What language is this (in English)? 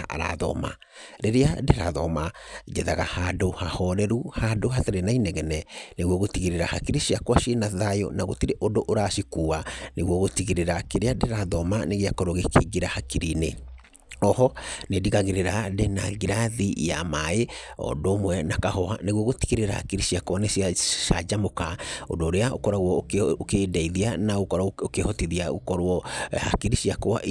Kikuyu